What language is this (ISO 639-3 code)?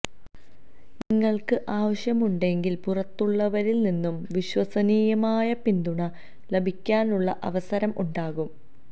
mal